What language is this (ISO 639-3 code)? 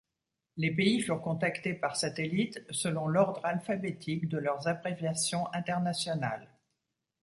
fra